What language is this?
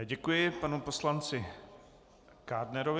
Czech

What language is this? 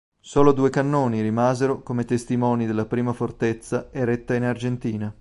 Italian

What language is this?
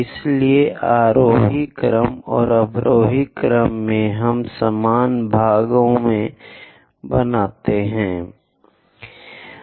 Hindi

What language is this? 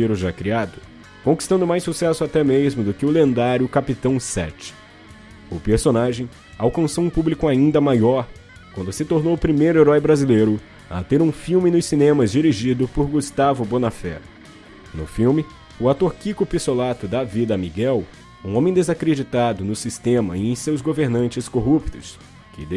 Portuguese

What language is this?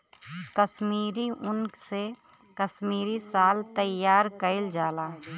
Bhojpuri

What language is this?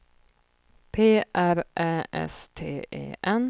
Swedish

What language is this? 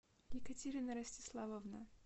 Russian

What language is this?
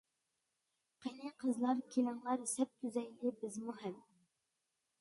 Uyghur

